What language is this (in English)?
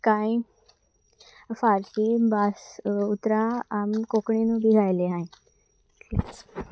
Konkani